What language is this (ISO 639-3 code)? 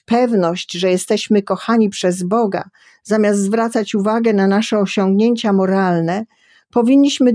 pol